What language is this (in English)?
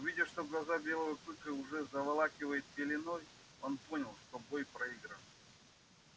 Russian